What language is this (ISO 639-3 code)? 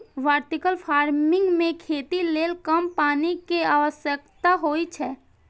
mai